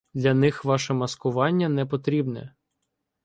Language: Ukrainian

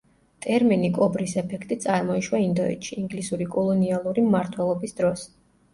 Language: Georgian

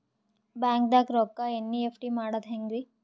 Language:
Kannada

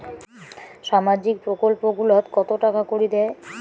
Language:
Bangla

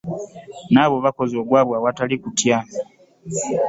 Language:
Ganda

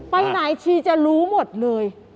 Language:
Thai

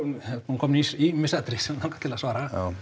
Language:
Icelandic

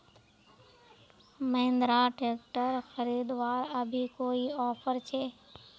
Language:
Magahi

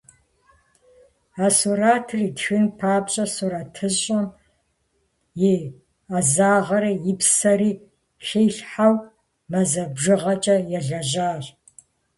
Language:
Kabardian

